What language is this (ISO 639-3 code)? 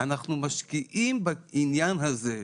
heb